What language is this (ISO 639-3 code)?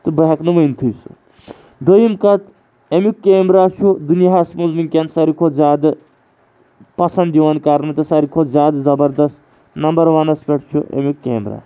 kas